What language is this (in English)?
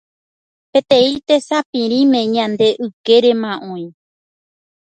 Guarani